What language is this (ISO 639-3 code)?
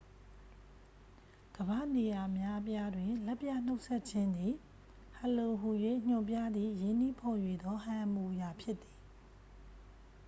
mya